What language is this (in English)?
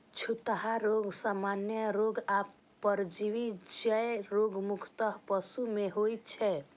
Maithili